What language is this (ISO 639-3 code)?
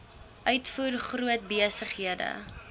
afr